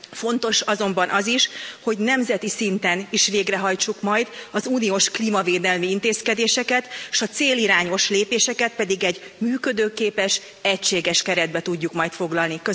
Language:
Hungarian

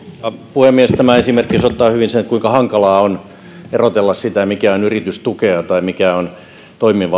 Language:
Finnish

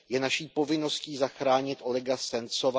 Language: Czech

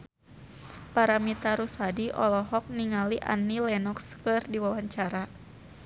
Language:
Sundanese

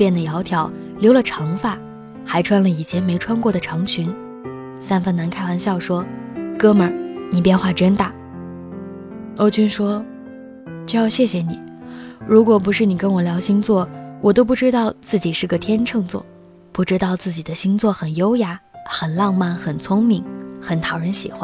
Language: Chinese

